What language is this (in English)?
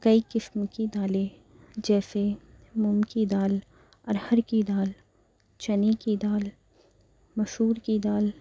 Urdu